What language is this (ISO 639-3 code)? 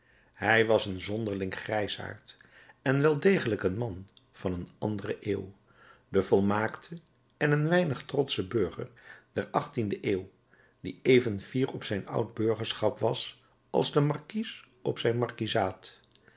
nld